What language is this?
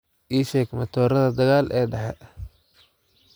Somali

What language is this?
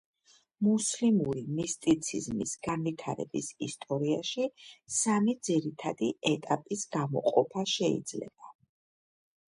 Georgian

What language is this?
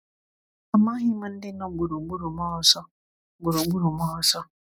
Igbo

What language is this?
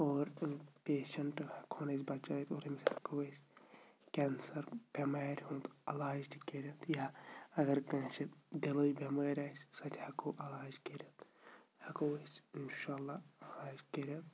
Kashmiri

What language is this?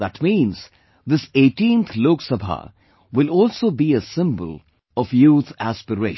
English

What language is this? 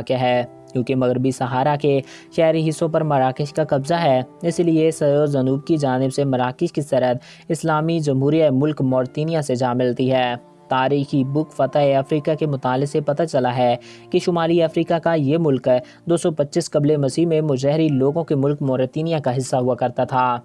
Urdu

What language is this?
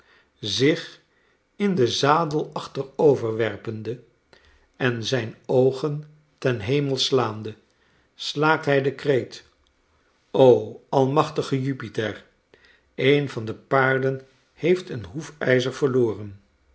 Dutch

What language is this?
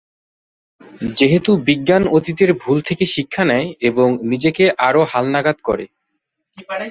Bangla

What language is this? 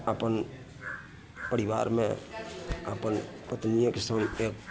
Maithili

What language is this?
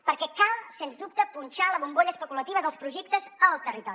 Catalan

